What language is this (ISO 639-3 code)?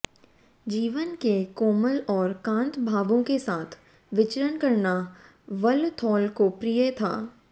hin